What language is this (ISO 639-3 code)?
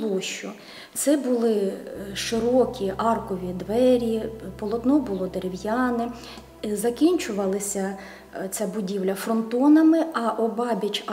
ukr